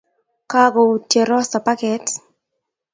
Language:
Kalenjin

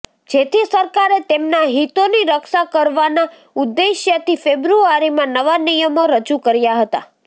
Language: Gujarati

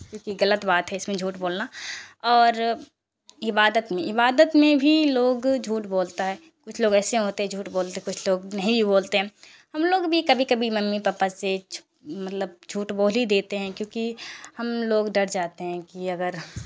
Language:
Urdu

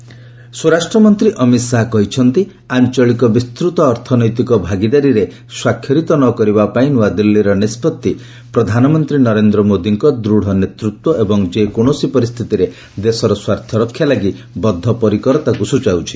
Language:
Odia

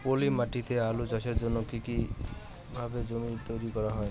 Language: Bangla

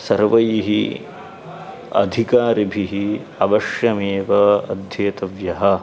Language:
Sanskrit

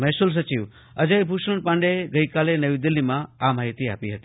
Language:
Gujarati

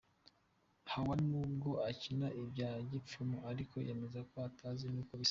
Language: Kinyarwanda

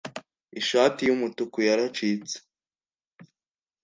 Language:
Kinyarwanda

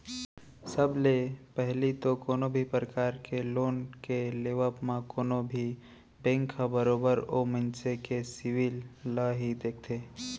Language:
Chhattisgarhi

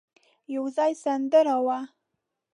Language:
Pashto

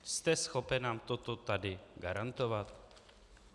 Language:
Czech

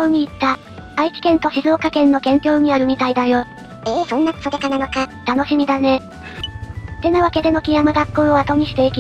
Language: Japanese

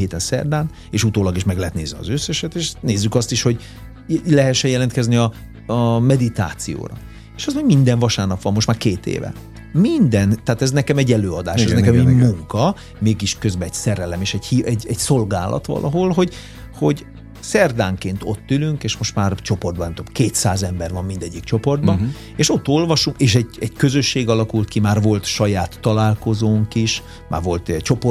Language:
Hungarian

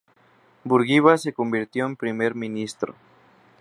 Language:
Spanish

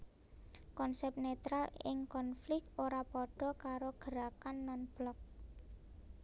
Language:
Javanese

